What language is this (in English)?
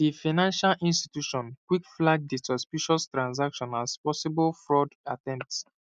Nigerian Pidgin